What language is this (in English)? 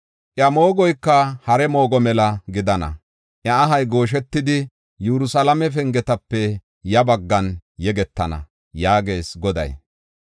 Gofa